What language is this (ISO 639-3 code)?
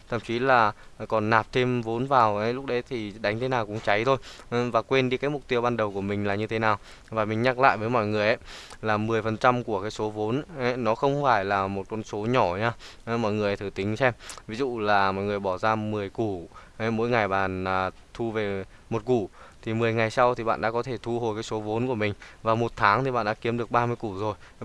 vie